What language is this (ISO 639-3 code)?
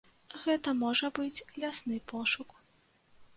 bel